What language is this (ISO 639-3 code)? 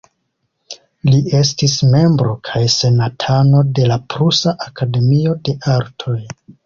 epo